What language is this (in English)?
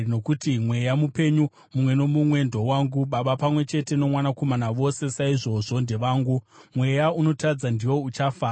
Shona